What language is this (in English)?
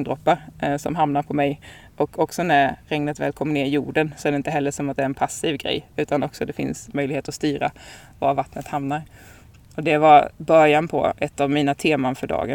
Swedish